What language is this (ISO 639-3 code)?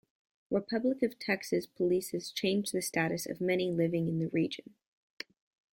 eng